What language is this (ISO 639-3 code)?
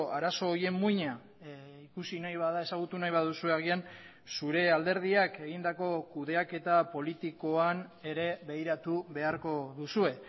eus